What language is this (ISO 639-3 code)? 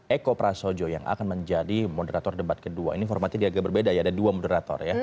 ind